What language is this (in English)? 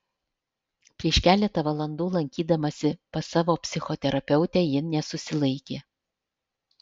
Lithuanian